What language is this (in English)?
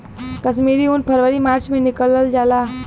Bhojpuri